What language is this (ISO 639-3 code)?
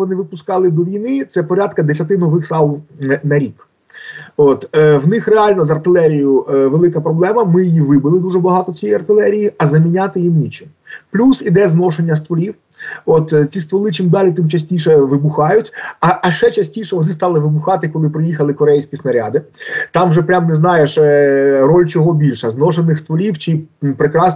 ukr